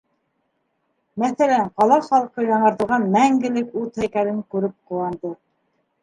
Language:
Bashkir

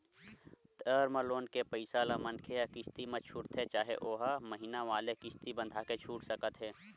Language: Chhattisgarhi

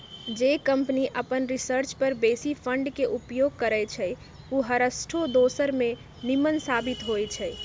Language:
Magahi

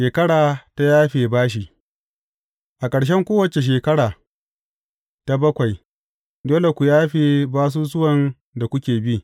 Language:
Hausa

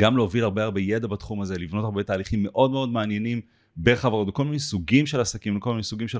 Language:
Hebrew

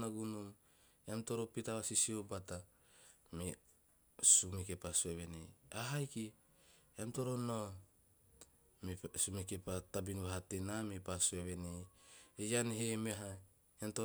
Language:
Teop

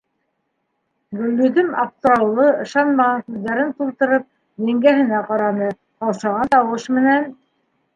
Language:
Bashkir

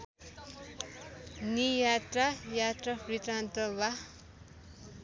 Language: Nepali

